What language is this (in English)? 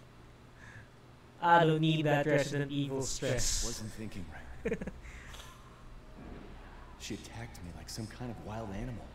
English